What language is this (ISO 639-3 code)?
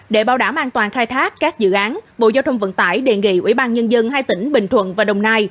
vie